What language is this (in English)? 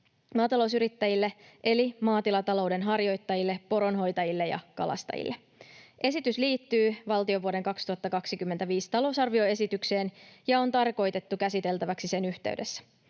Finnish